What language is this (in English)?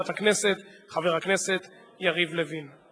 Hebrew